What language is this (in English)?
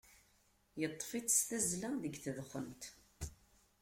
Kabyle